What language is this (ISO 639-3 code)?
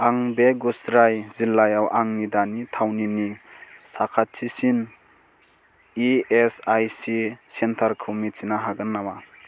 brx